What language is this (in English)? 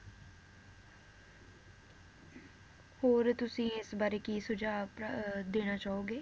Punjabi